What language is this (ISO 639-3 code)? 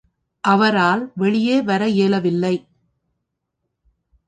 tam